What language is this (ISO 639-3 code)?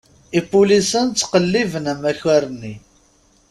kab